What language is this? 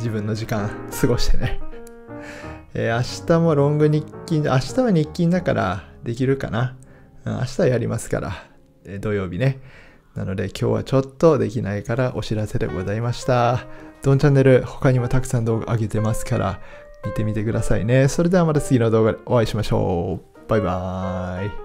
Japanese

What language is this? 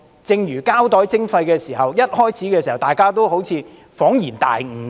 Cantonese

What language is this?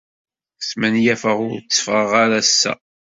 Kabyle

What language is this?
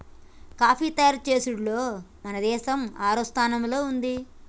Telugu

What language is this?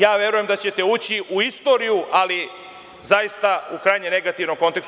Serbian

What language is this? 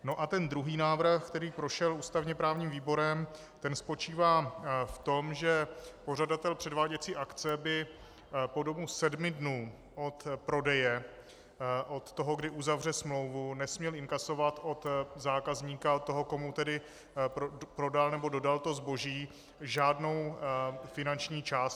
Czech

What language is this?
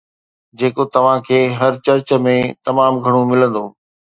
Sindhi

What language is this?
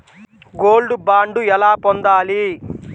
Telugu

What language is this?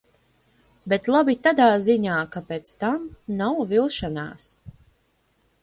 Latvian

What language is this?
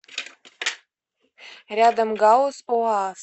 Russian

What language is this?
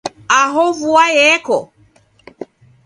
Taita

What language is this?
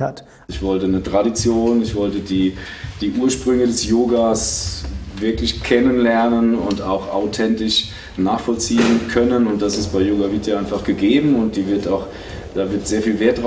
German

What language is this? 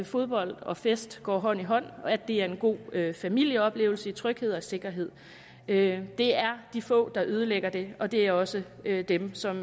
Danish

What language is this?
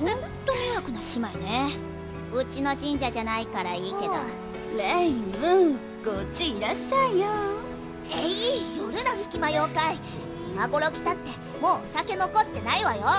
Japanese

